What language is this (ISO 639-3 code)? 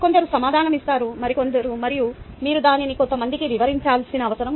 tel